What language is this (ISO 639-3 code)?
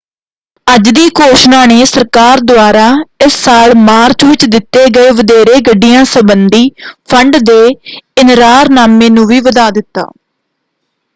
pan